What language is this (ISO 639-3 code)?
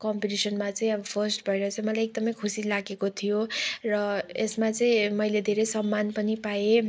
nep